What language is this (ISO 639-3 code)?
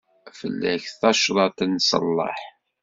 kab